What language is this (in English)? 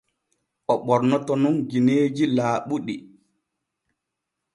Borgu Fulfulde